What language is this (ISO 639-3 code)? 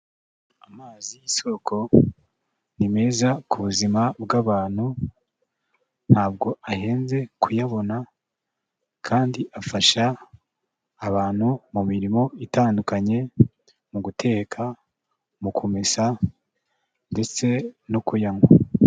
kin